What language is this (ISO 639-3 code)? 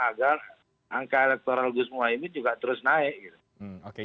ind